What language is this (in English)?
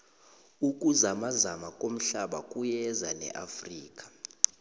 South Ndebele